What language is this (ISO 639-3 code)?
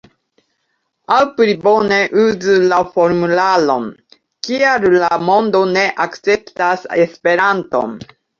epo